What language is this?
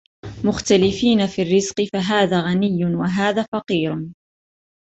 Arabic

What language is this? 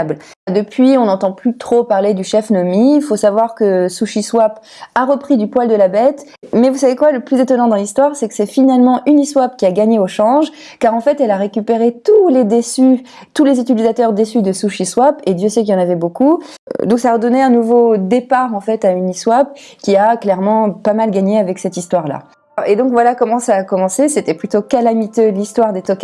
French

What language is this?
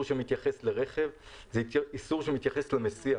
Hebrew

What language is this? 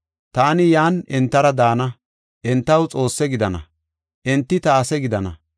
Gofa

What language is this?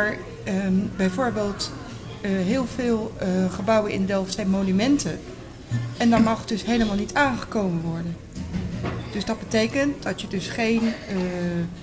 Dutch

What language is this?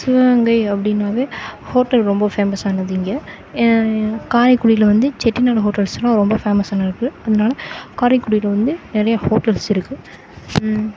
Tamil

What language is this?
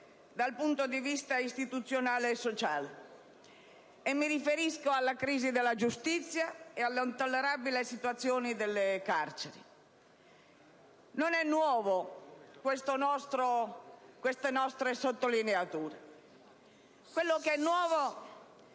Italian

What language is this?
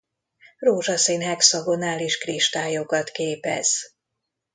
Hungarian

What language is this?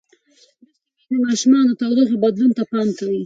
Pashto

